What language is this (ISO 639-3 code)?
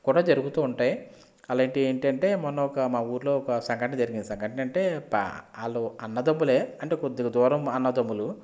tel